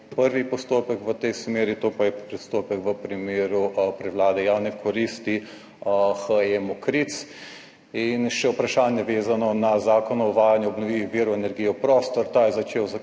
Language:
Slovenian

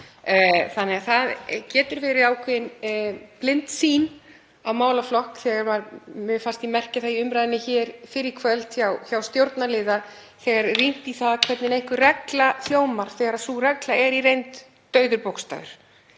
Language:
Icelandic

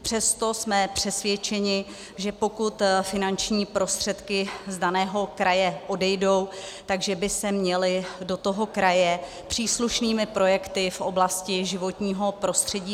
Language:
Czech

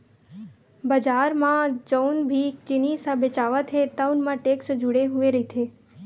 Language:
Chhattisgarhi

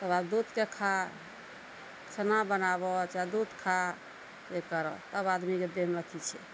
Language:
Maithili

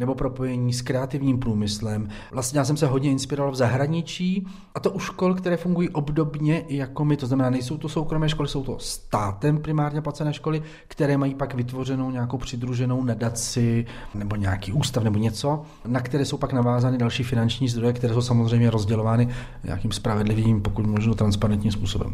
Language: Czech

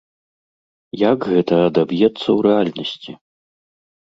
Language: Belarusian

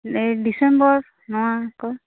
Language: Santali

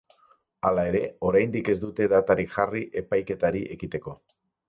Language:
Basque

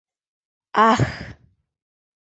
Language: Mari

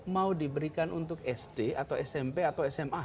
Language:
Indonesian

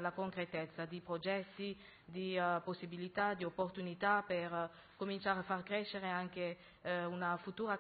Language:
Italian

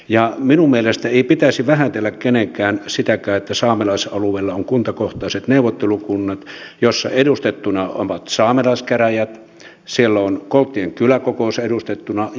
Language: Finnish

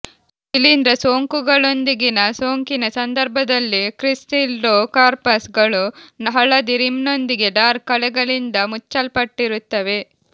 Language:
Kannada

